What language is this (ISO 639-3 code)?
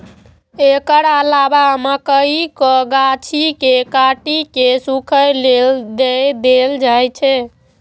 mai